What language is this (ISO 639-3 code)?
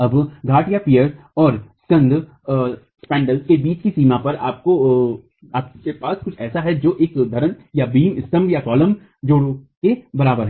hin